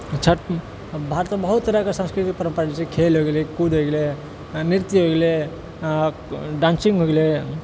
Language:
Maithili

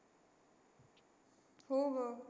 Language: Marathi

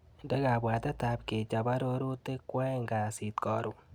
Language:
Kalenjin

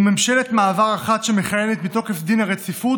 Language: Hebrew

